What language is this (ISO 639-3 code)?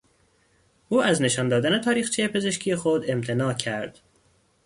fas